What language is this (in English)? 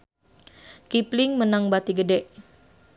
Sundanese